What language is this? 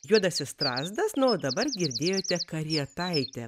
Lithuanian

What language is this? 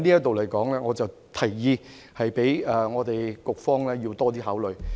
Cantonese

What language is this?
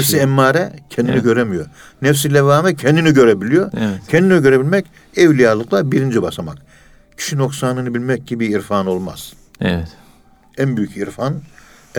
Turkish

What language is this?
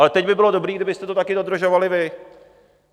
Czech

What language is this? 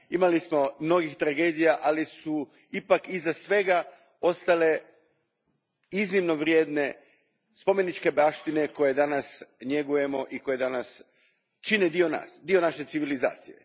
Croatian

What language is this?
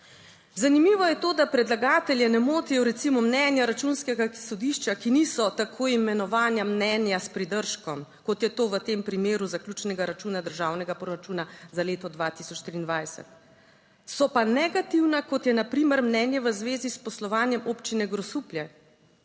Slovenian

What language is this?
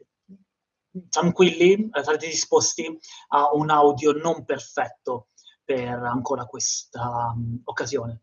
Italian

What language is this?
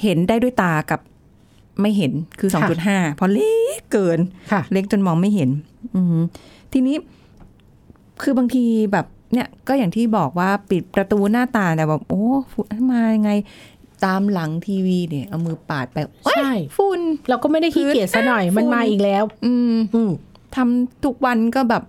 Thai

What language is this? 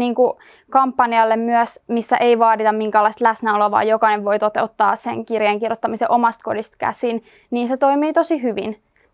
Finnish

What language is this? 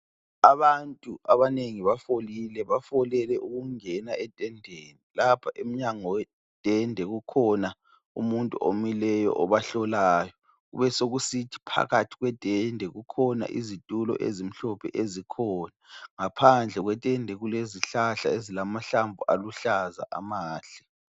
North Ndebele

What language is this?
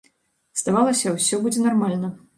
Belarusian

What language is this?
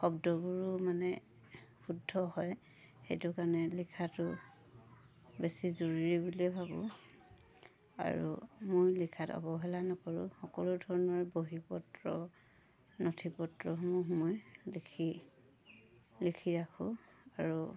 Assamese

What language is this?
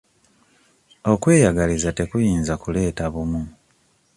Ganda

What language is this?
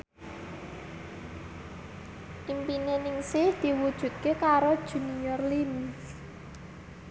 Javanese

